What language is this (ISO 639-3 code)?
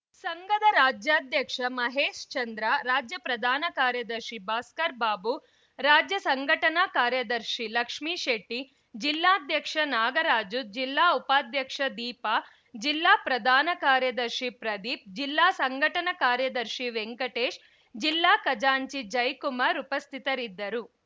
kan